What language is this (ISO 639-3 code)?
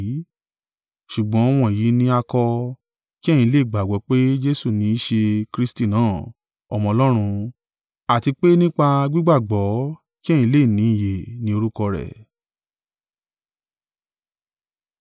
yor